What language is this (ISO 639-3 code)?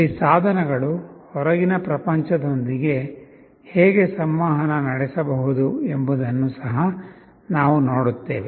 kan